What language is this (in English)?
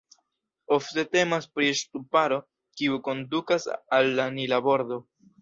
Esperanto